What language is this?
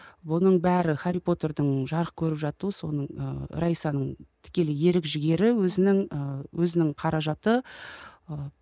Kazakh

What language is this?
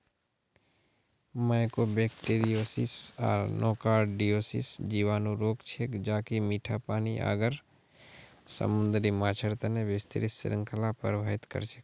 Magahi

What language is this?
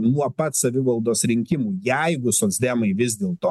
Lithuanian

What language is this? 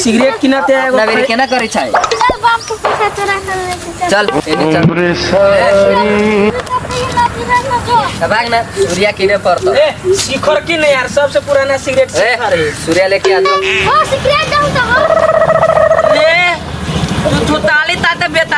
Indonesian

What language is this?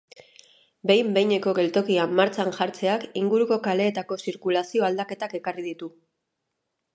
Basque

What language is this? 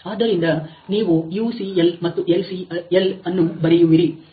Kannada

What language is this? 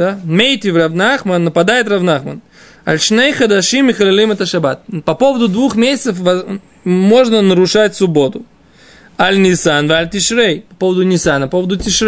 Russian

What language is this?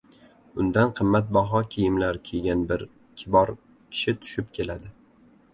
Uzbek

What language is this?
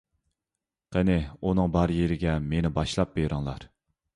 Uyghur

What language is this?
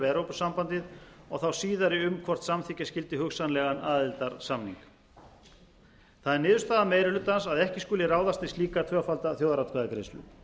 Icelandic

